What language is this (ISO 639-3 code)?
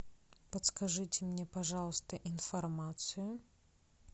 rus